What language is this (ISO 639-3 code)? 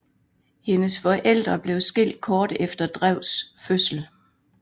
dan